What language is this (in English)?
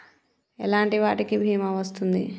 Telugu